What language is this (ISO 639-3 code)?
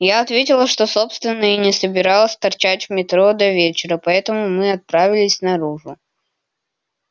rus